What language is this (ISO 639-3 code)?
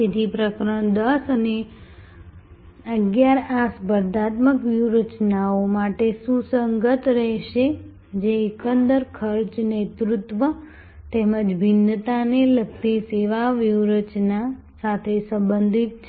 guj